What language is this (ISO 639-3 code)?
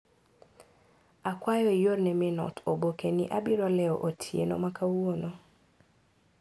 luo